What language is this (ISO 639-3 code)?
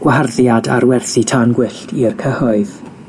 cym